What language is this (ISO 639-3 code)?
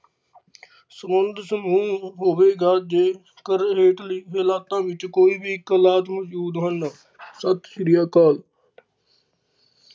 pan